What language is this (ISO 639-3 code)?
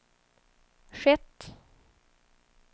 swe